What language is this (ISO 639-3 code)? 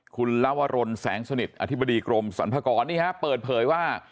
tha